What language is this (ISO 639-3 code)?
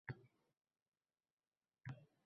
uzb